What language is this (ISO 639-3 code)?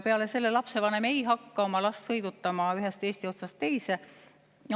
est